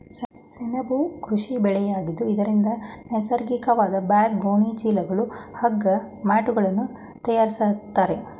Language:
Kannada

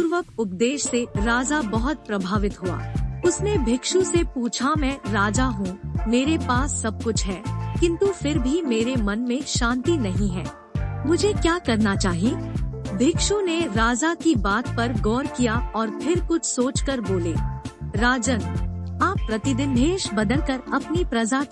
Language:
Hindi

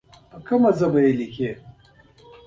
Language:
Pashto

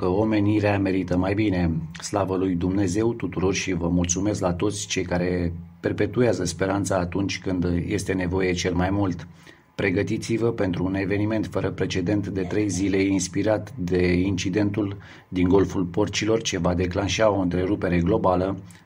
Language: Romanian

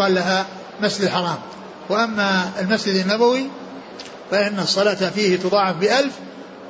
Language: Arabic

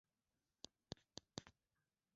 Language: Swahili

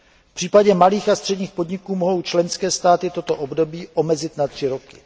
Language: Czech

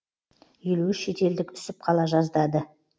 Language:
Kazakh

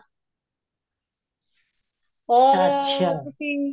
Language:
Punjabi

